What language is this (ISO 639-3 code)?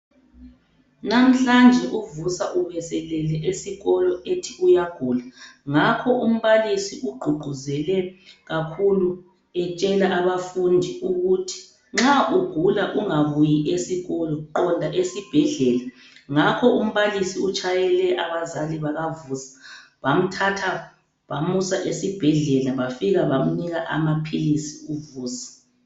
nde